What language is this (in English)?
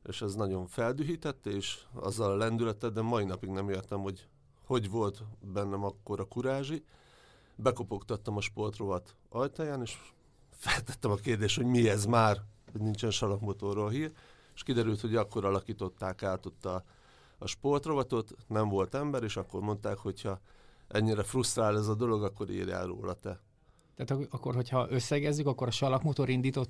Hungarian